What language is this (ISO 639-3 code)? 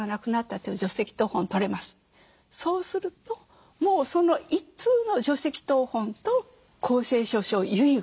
jpn